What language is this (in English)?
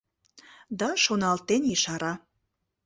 Mari